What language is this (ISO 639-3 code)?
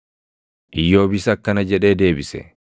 orm